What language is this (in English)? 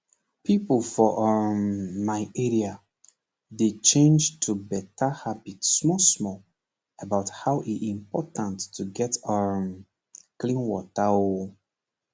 Nigerian Pidgin